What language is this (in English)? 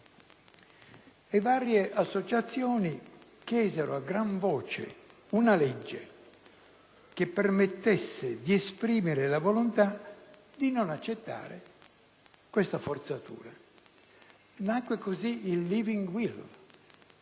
Italian